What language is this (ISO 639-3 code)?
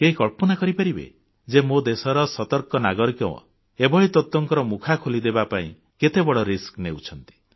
ori